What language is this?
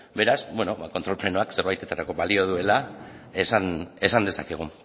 Basque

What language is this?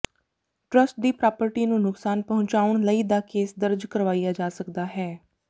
Punjabi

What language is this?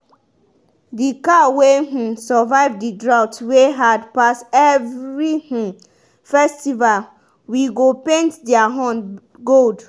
Nigerian Pidgin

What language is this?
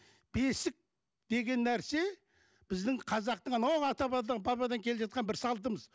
Kazakh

